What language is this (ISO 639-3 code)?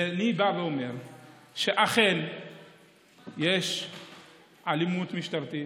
heb